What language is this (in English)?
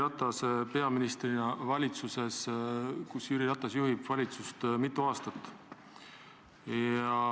Estonian